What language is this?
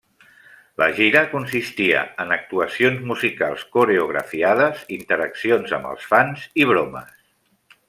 Catalan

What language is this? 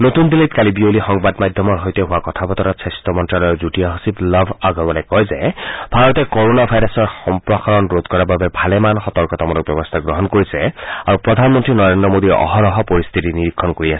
Assamese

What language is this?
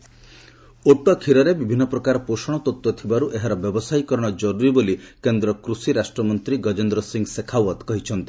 Odia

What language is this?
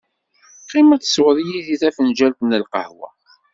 Kabyle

